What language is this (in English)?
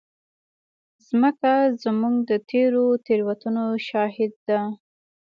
Pashto